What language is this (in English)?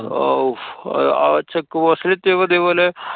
Malayalam